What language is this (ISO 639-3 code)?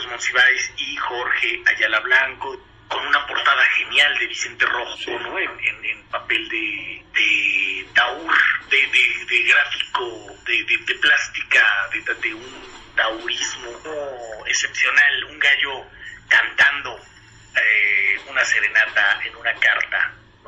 spa